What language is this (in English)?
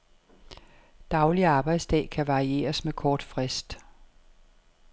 Danish